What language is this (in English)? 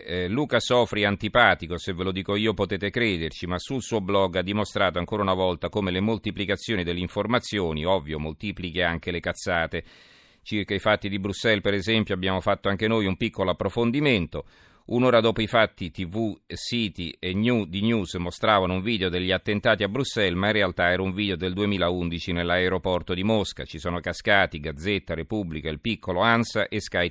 Italian